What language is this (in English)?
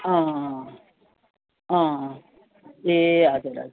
Nepali